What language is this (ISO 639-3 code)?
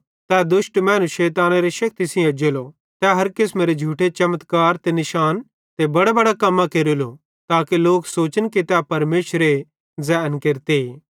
bhd